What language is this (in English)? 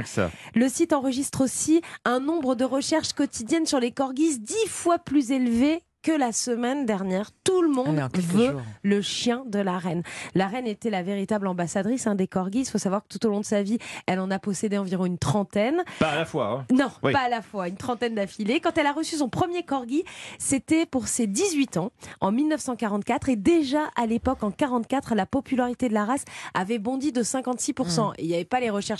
French